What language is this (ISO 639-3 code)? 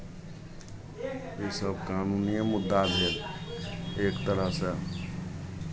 mai